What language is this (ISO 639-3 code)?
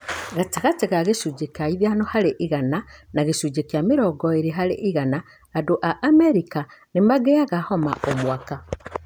kik